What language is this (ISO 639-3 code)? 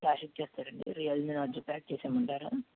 tel